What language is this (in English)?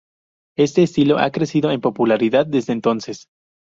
Spanish